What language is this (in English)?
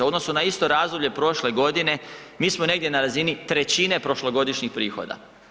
Croatian